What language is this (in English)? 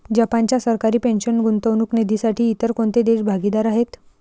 Marathi